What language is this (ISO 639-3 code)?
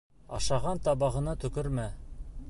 bak